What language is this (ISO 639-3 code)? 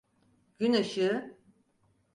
tur